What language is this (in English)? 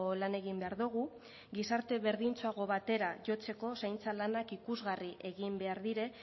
Basque